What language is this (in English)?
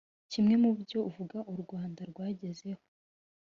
Kinyarwanda